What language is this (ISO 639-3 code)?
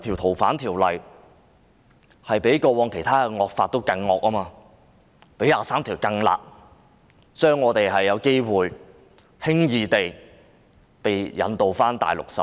yue